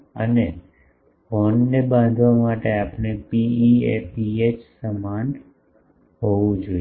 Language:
Gujarati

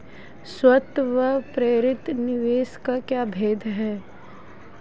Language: Hindi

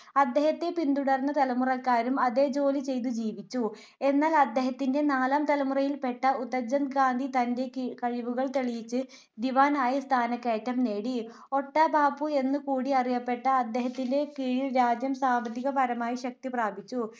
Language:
Malayalam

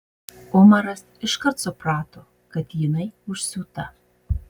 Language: Lithuanian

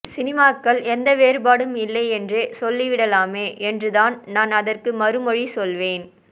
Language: Tamil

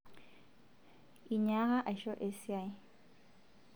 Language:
Masai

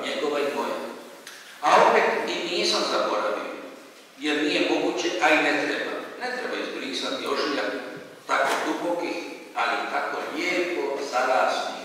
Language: Romanian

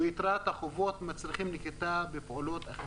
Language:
Hebrew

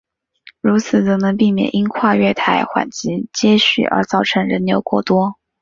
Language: Chinese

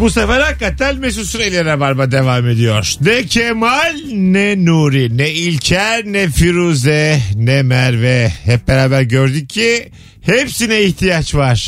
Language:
Turkish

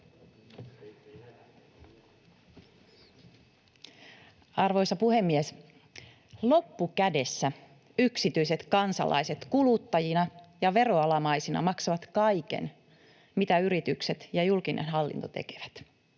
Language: Finnish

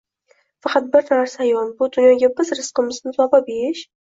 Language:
Uzbek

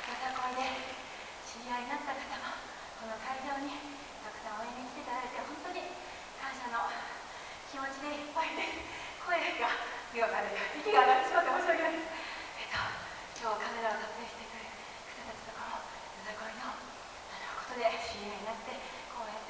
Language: Japanese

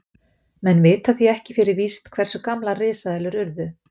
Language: Icelandic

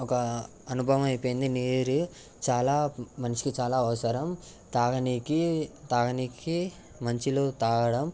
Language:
Telugu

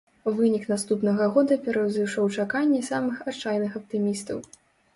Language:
Belarusian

